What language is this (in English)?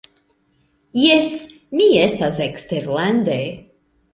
Esperanto